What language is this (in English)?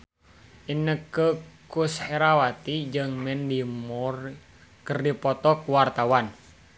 Sundanese